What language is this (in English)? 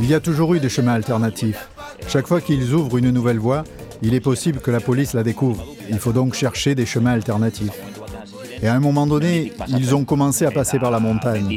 French